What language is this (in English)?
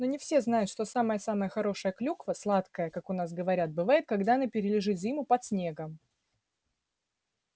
Russian